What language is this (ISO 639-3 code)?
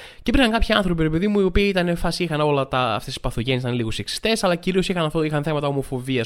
ell